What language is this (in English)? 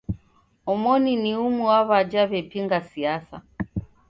Taita